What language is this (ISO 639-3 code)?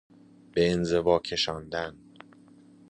fas